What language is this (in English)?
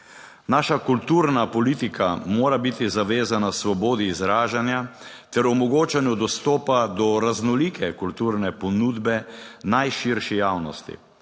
Slovenian